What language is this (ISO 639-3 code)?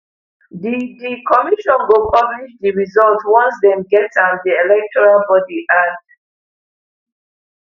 pcm